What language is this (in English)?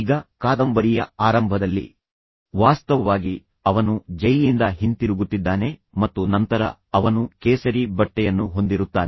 Kannada